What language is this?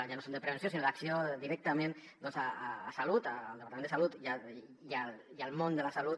Catalan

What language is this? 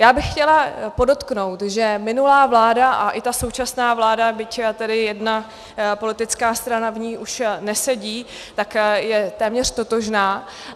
Czech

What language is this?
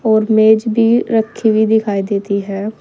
Hindi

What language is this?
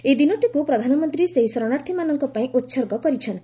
Odia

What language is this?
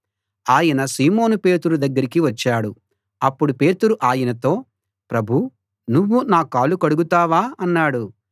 Telugu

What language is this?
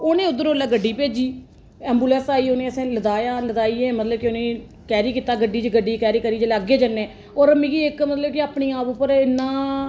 Dogri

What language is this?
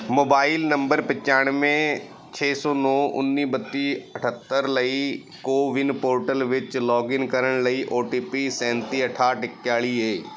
Punjabi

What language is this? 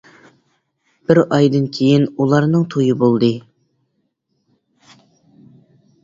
Uyghur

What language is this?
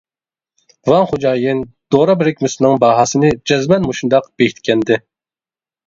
Uyghur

